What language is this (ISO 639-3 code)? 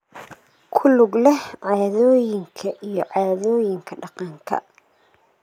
som